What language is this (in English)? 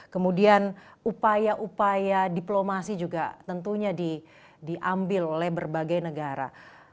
Indonesian